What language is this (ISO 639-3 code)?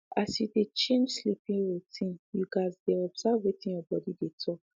pcm